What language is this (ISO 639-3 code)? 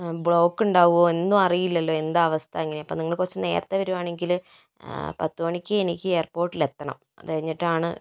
mal